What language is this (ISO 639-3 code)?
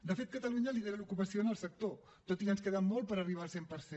cat